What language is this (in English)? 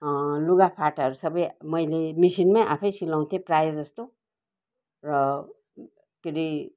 Nepali